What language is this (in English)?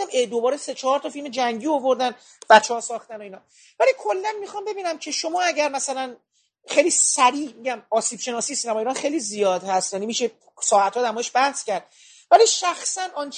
Persian